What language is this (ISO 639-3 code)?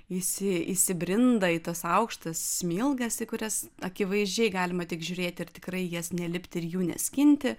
lit